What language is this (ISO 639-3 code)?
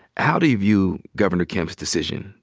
eng